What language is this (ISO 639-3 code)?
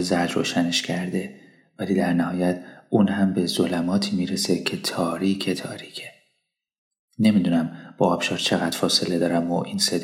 fas